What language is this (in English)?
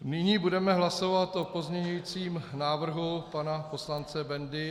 Czech